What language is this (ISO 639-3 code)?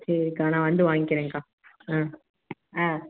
tam